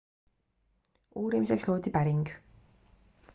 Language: Estonian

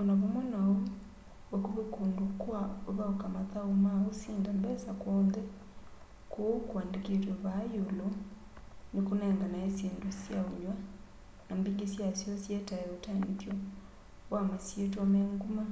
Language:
Kamba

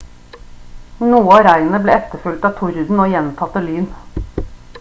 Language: Norwegian Bokmål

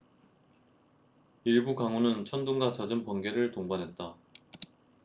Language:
Korean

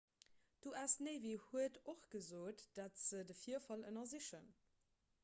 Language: Luxembourgish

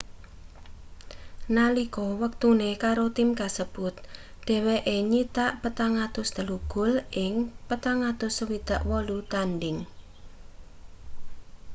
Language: Javanese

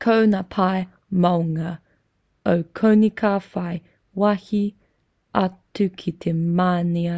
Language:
Māori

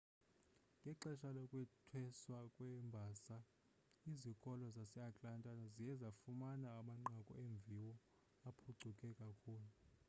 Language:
Xhosa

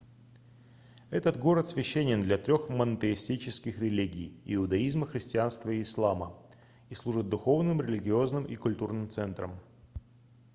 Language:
Russian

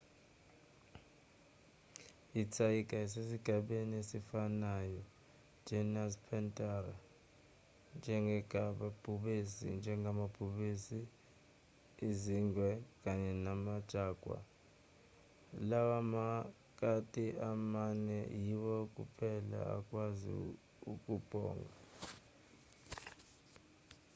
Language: Zulu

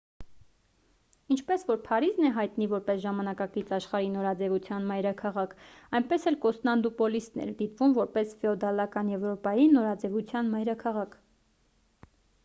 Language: Armenian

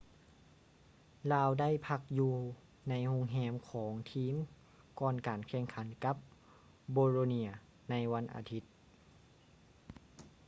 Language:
Lao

